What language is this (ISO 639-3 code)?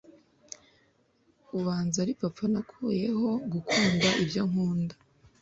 kin